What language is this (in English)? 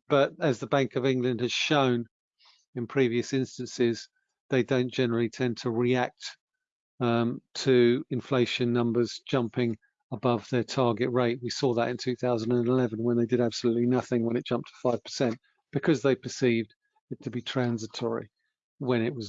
English